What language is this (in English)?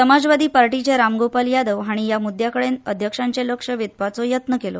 Konkani